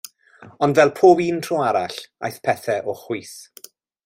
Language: Welsh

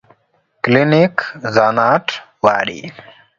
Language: Luo (Kenya and Tanzania)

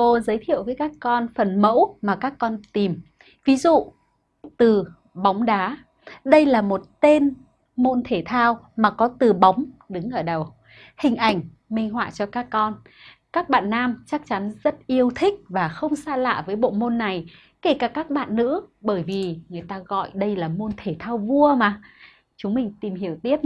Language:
Vietnamese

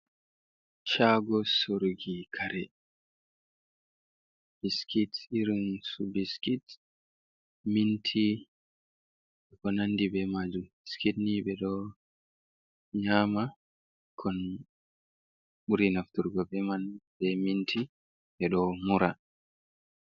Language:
Fula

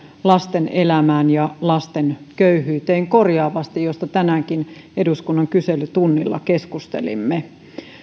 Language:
Finnish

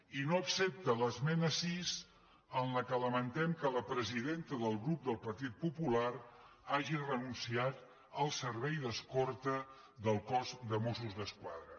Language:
Catalan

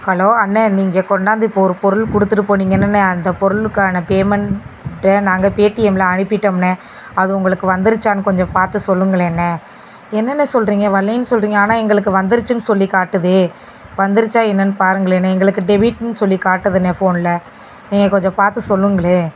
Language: Tamil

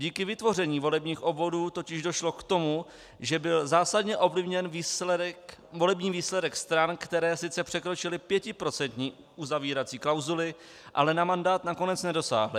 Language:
Czech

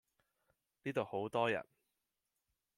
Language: Cantonese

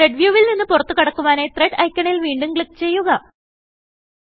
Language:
Malayalam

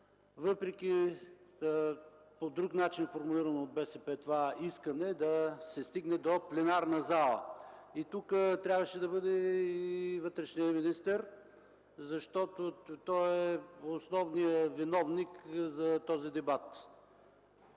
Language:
Bulgarian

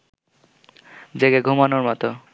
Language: Bangla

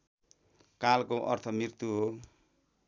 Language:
Nepali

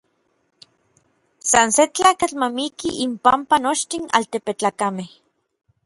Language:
Orizaba Nahuatl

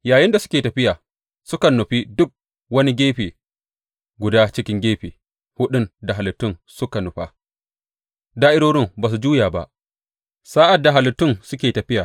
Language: Hausa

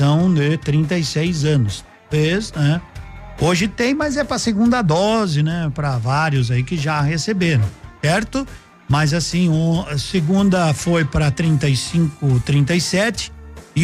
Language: Portuguese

